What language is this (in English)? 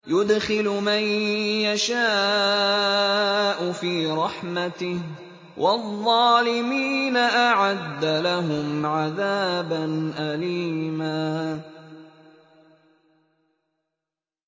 Arabic